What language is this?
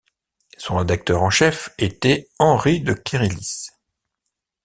French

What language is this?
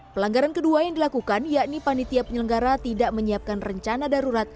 Indonesian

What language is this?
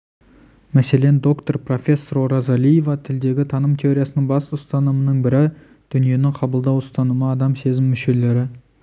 Kazakh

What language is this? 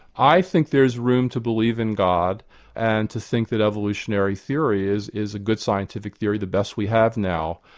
English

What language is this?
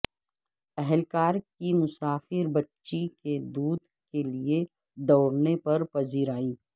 Urdu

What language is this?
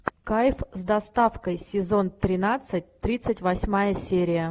Russian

